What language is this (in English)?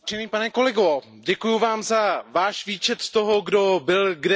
Czech